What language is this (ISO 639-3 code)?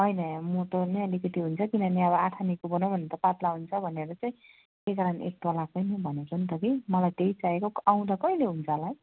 nep